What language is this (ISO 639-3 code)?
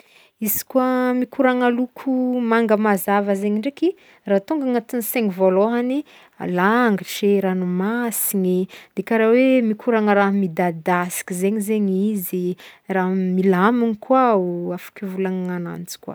bmm